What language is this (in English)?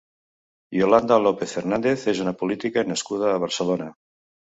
Catalan